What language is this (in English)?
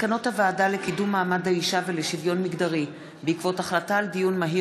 Hebrew